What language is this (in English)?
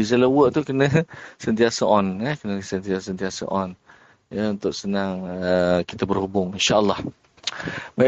Malay